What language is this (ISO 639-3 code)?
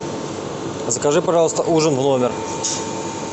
rus